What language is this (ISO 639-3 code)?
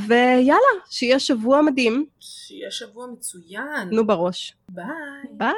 heb